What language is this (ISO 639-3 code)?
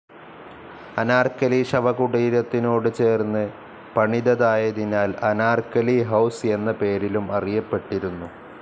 mal